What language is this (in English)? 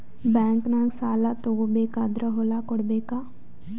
Kannada